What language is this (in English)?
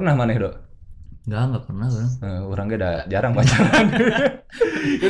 Indonesian